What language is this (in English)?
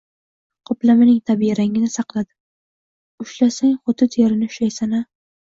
Uzbek